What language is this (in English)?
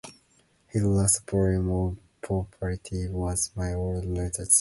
English